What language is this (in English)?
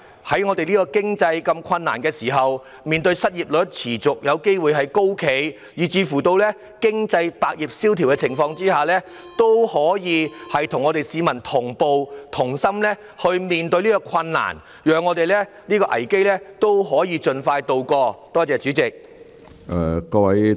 Cantonese